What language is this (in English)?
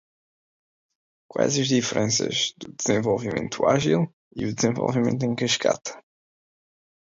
Portuguese